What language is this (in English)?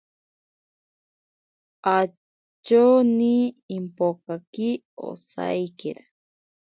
Ashéninka Perené